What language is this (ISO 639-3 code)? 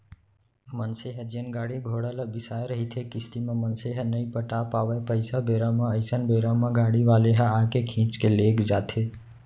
hne